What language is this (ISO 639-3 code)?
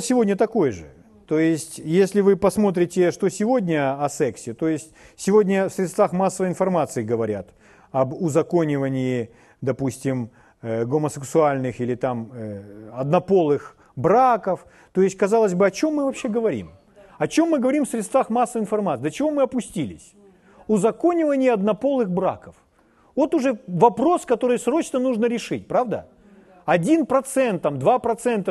rus